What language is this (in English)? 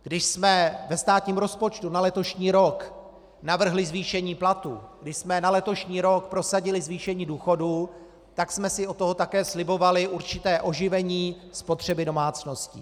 Czech